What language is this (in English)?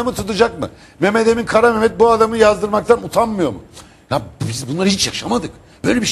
Turkish